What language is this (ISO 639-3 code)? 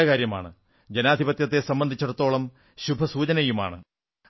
mal